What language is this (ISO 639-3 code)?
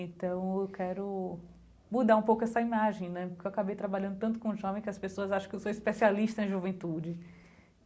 por